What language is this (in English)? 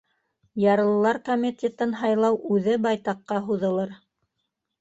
Bashkir